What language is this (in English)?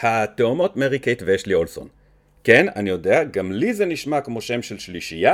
Hebrew